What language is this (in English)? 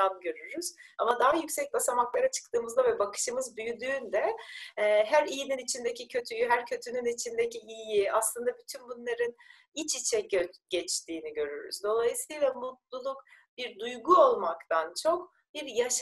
Turkish